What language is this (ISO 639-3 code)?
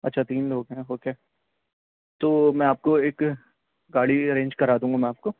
urd